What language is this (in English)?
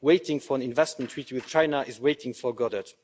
English